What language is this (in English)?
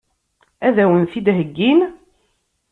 Kabyle